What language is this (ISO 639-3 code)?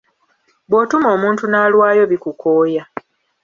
lug